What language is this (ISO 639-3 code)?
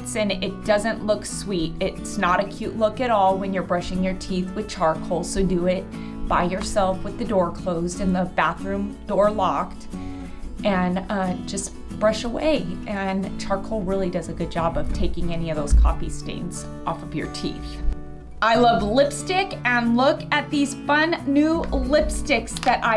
eng